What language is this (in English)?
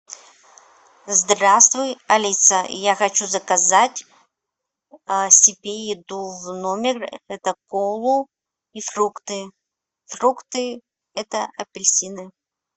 Russian